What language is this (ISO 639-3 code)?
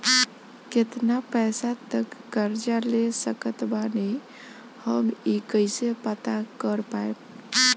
bho